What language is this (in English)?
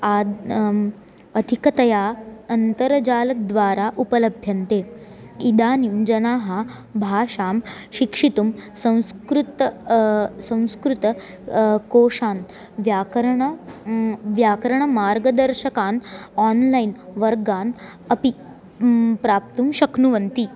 Sanskrit